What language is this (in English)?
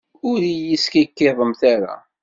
Kabyle